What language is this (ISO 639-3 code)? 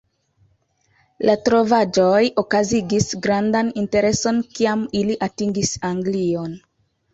epo